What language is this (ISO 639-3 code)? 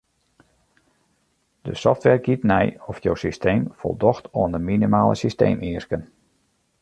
fry